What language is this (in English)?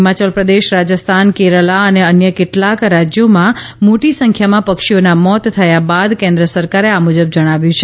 Gujarati